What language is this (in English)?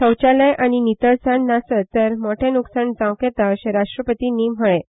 Konkani